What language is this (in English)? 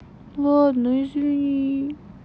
Russian